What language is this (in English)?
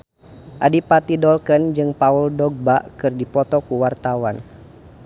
Sundanese